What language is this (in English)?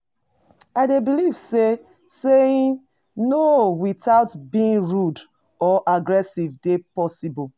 Nigerian Pidgin